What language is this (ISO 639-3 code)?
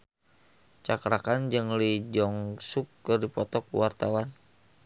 sun